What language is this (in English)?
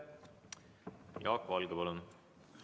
Estonian